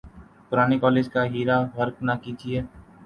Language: Urdu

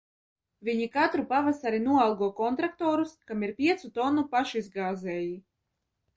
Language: Latvian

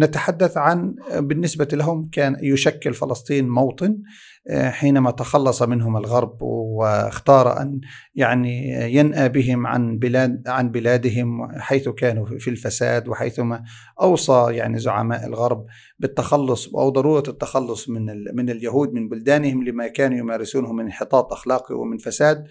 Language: Arabic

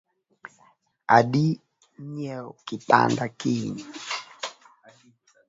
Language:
Luo (Kenya and Tanzania)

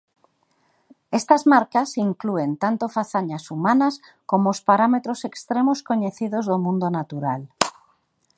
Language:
Galician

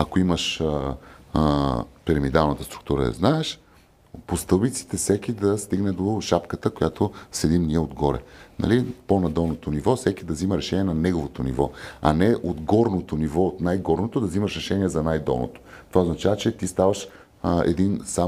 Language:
Bulgarian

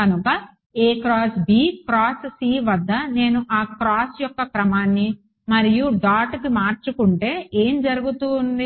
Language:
Telugu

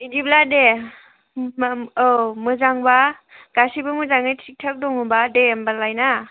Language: Bodo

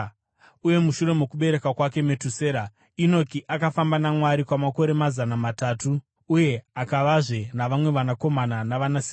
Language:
Shona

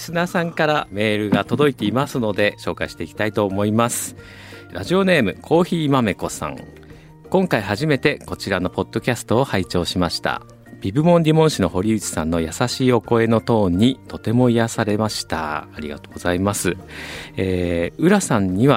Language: Japanese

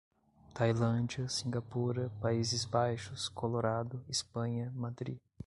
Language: Portuguese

